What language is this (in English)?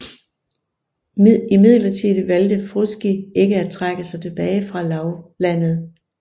Danish